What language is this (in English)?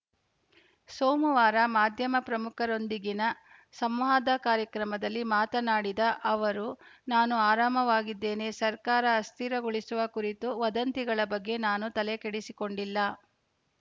Kannada